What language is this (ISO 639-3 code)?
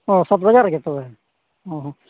sat